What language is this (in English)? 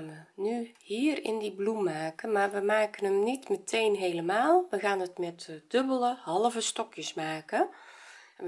Dutch